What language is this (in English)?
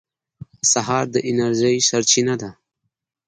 Pashto